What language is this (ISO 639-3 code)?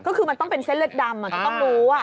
tha